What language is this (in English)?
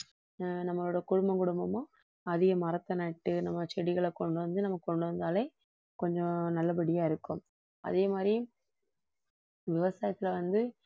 Tamil